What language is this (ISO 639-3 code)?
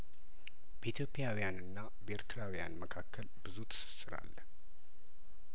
amh